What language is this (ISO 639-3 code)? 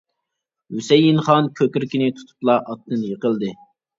uig